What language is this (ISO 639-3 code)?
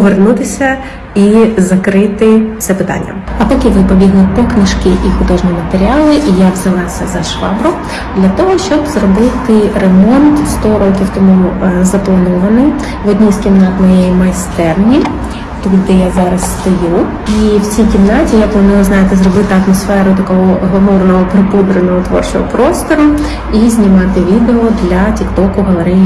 ukr